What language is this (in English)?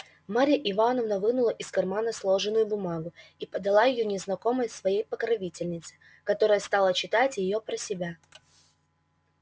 Russian